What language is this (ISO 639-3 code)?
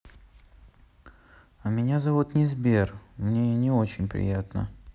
rus